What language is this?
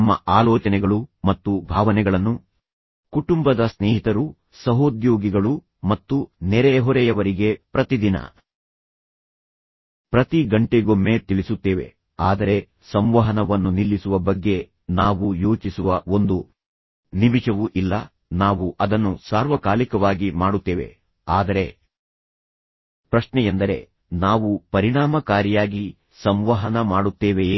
Kannada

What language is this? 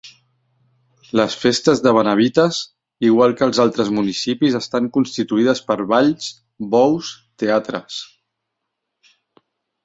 Catalan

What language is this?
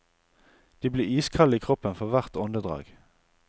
Norwegian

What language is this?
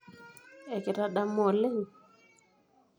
Masai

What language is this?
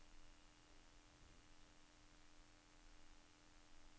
Norwegian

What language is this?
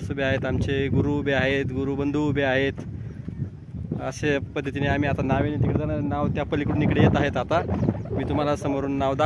Arabic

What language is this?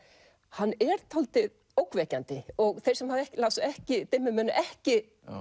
Icelandic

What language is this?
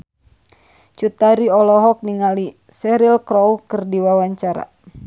Sundanese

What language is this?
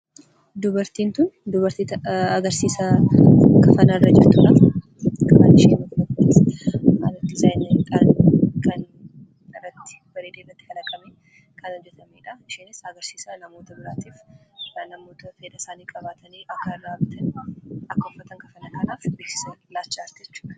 Oromo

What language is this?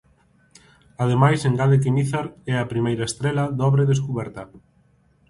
Galician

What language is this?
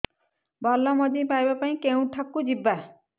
Odia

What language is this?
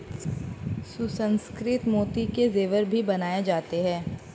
Hindi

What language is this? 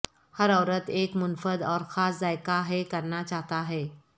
Urdu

